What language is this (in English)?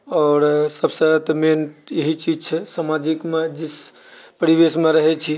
Maithili